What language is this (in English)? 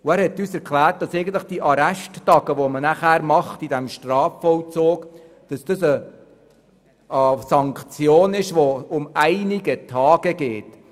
Swiss German